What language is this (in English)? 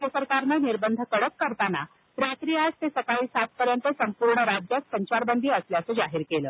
Marathi